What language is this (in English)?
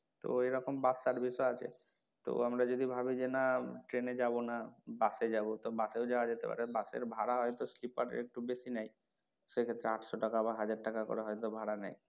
Bangla